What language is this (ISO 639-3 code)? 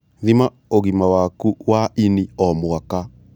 kik